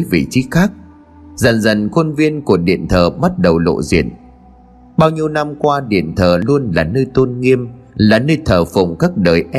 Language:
Vietnamese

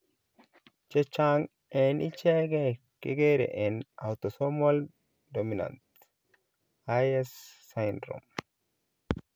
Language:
Kalenjin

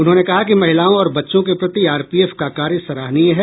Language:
Hindi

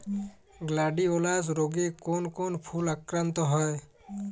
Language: Bangla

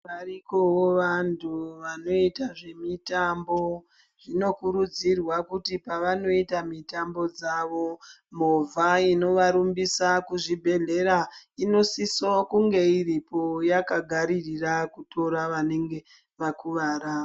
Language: Ndau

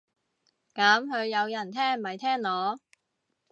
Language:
Cantonese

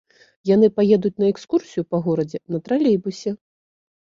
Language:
Belarusian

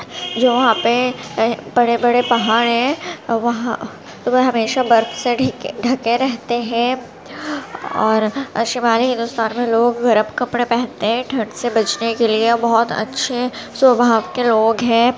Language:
Urdu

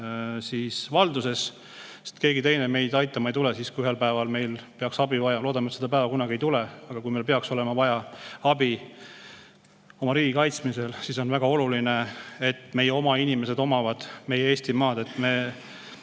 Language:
Estonian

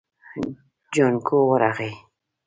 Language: Pashto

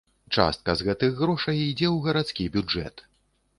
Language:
Belarusian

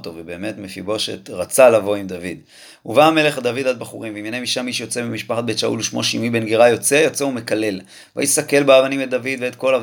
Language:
Hebrew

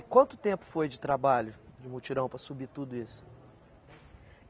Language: Portuguese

